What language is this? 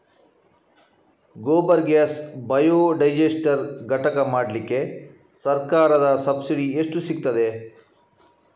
Kannada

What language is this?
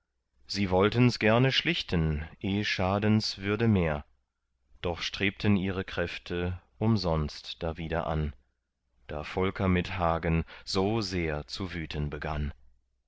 German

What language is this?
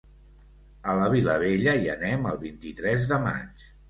Catalan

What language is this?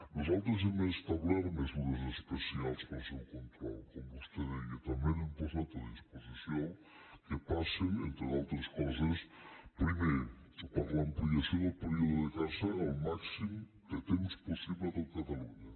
Catalan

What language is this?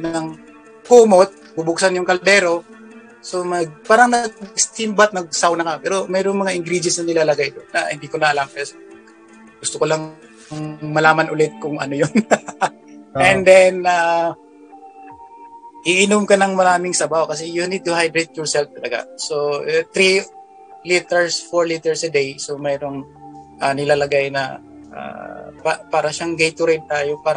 Filipino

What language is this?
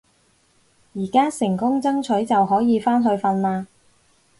Cantonese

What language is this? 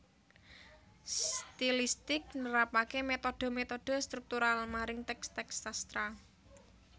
Javanese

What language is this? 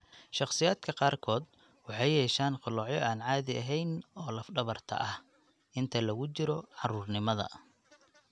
Somali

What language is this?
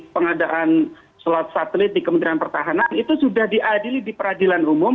Indonesian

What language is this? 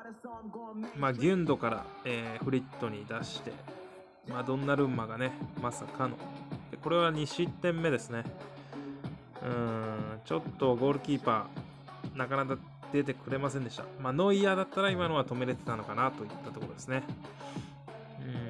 Japanese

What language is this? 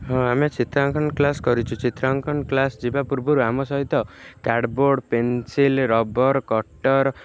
Odia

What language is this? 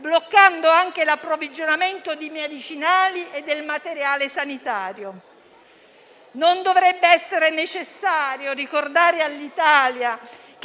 Italian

